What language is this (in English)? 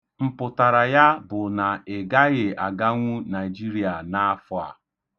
Igbo